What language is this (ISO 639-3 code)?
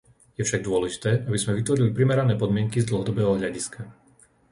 slk